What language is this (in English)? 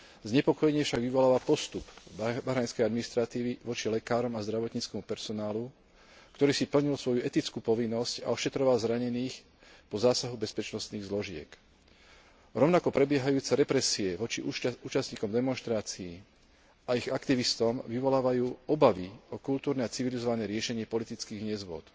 Slovak